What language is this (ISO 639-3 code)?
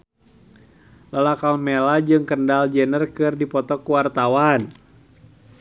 sun